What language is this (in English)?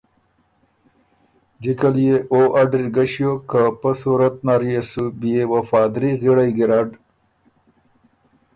Ormuri